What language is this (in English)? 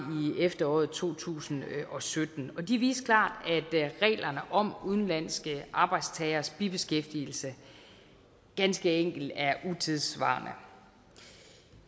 Danish